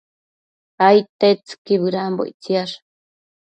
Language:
Matsés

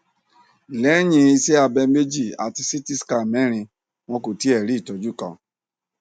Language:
Yoruba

